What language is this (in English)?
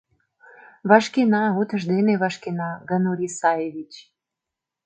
Mari